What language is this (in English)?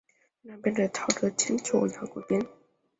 Chinese